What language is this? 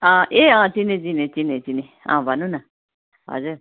Nepali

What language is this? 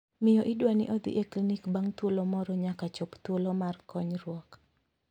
Luo (Kenya and Tanzania)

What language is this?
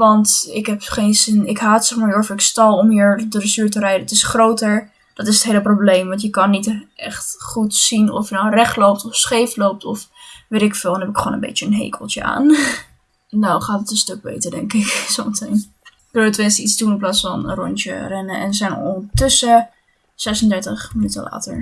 Dutch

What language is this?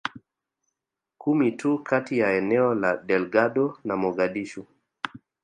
Swahili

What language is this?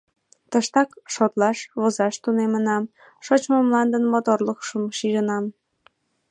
Mari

